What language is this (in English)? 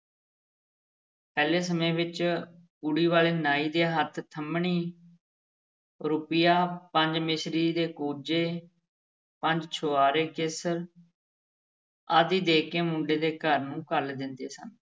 Punjabi